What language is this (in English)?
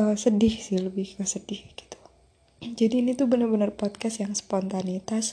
Indonesian